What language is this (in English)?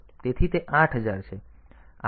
Gujarati